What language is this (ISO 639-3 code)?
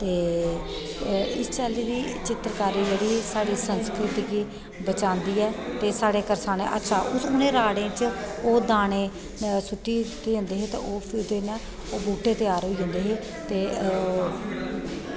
doi